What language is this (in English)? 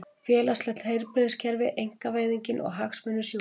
Icelandic